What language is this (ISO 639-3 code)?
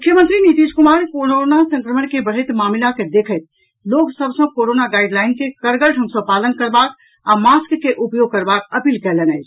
mai